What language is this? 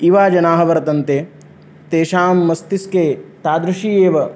Sanskrit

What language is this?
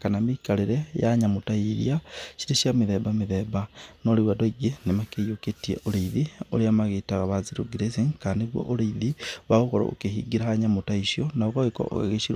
Kikuyu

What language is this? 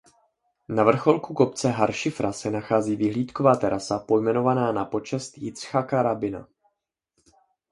Czech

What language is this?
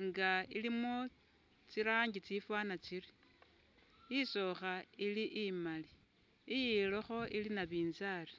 Masaaba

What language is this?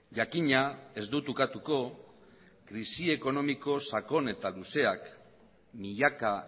Basque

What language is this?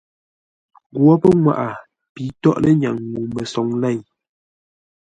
Ngombale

